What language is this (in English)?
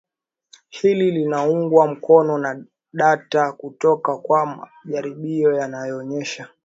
Swahili